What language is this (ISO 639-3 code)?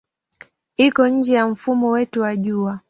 swa